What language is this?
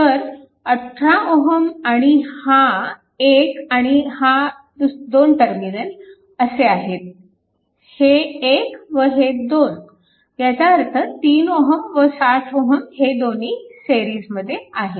Marathi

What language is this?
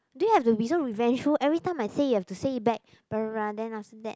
English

